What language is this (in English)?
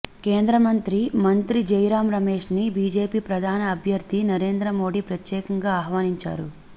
Telugu